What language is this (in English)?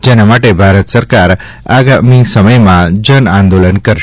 Gujarati